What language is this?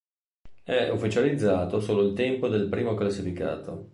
Italian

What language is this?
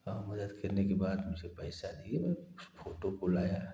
Hindi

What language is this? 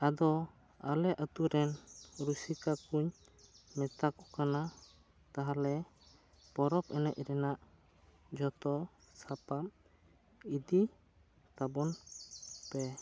Santali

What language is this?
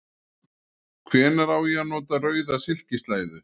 Icelandic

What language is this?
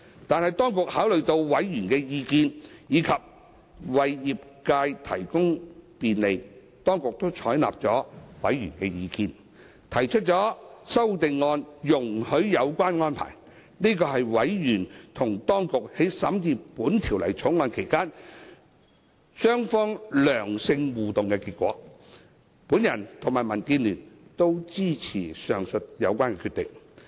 Cantonese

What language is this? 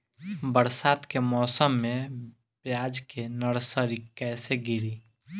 Bhojpuri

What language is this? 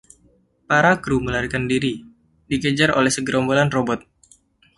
Indonesian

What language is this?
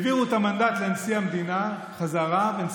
Hebrew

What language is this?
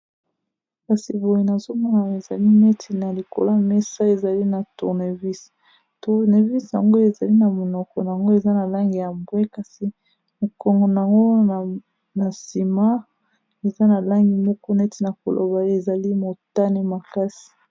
Lingala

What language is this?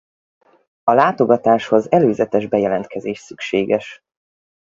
Hungarian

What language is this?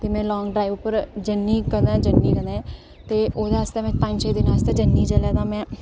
Dogri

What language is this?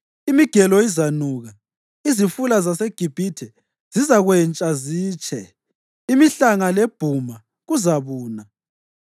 North Ndebele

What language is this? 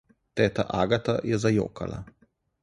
Slovenian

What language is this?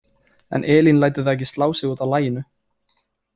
Icelandic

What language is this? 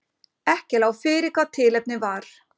Icelandic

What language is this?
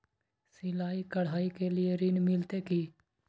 Maithili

